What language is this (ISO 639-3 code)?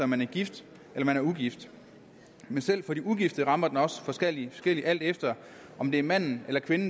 dan